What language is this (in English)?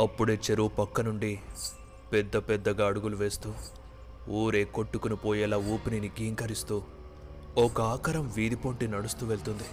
Telugu